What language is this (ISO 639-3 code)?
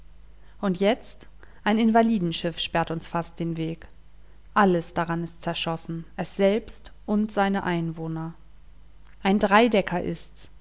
deu